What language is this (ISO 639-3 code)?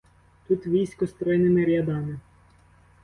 ukr